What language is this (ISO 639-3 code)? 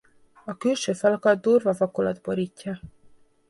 hun